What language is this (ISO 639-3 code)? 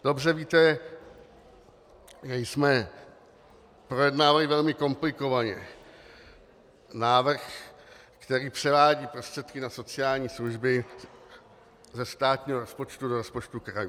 ces